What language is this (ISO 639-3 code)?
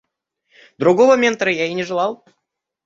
rus